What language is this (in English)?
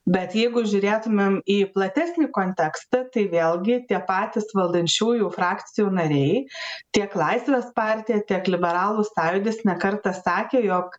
Lithuanian